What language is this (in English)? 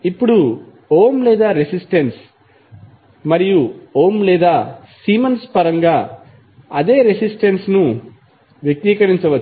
Telugu